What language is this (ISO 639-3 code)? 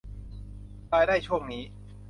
tha